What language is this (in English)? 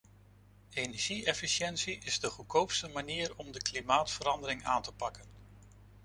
Dutch